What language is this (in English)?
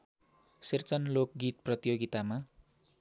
Nepali